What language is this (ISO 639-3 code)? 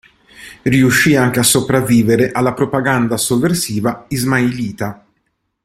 ita